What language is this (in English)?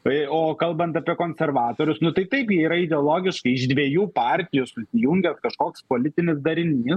Lithuanian